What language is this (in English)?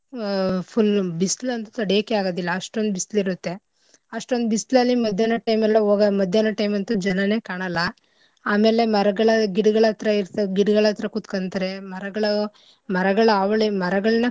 Kannada